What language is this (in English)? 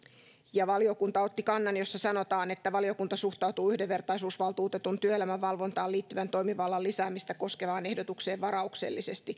Finnish